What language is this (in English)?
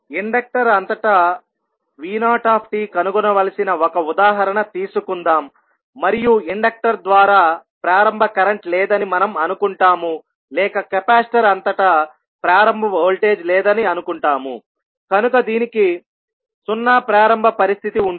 Telugu